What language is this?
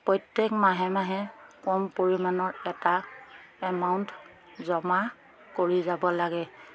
Assamese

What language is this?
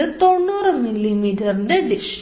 Malayalam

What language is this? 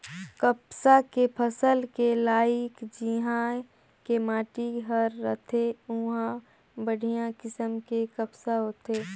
Chhattisgarhi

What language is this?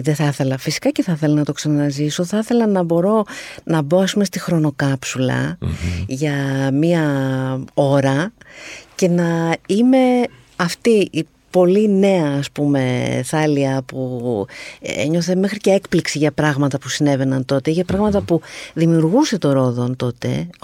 Greek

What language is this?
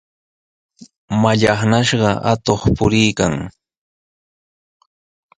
Sihuas Ancash Quechua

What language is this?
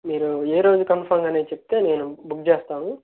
Telugu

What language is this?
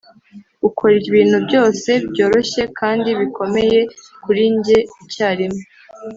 Kinyarwanda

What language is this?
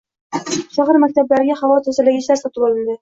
Uzbek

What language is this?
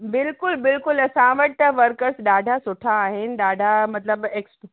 Sindhi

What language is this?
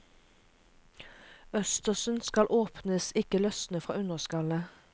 Norwegian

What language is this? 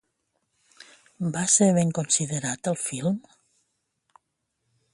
Catalan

